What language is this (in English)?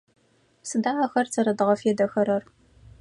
Adyghe